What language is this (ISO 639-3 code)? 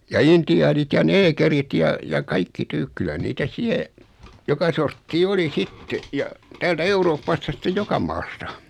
fin